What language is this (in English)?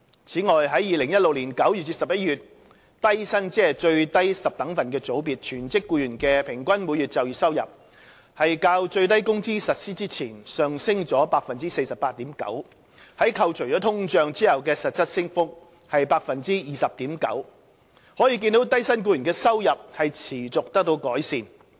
Cantonese